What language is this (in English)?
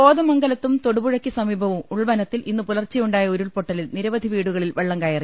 Malayalam